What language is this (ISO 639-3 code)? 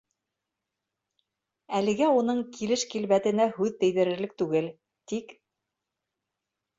bak